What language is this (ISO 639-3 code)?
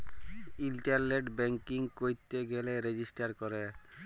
ben